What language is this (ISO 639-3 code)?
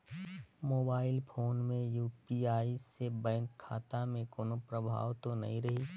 hne